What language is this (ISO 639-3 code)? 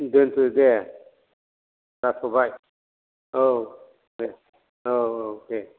brx